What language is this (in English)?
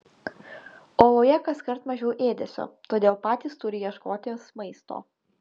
Lithuanian